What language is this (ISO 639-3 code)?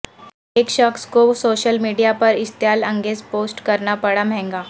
urd